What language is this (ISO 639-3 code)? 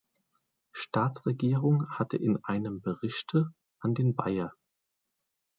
deu